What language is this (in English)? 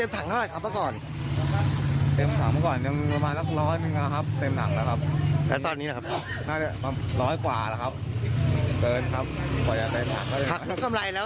Thai